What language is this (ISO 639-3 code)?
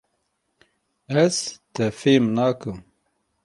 kur